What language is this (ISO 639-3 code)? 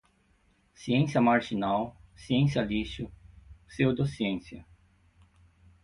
por